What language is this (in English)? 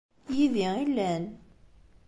Kabyle